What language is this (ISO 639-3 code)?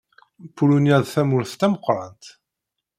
kab